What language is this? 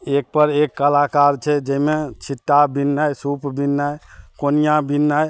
Maithili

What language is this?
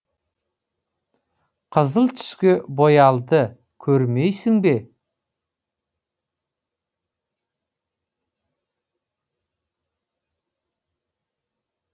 Kazakh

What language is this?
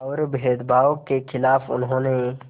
Hindi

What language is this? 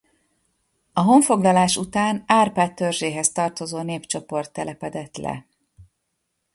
Hungarian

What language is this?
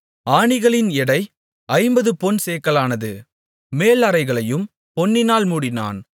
Tamil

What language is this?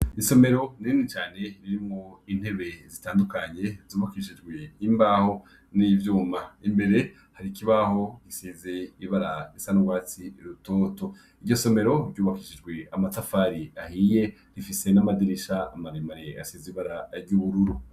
Rundi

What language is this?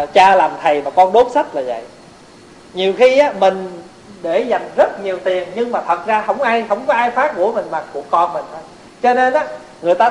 Vietnamese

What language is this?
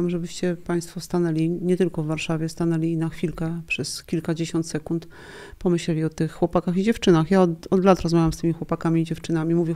Polish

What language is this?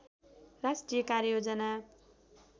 Nepali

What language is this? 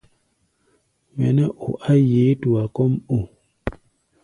Gbaya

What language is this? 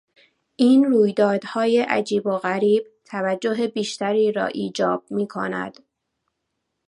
Persian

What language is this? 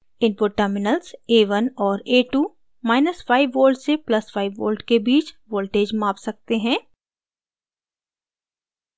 Hindi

